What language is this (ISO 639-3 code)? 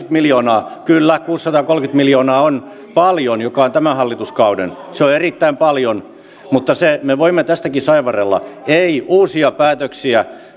fin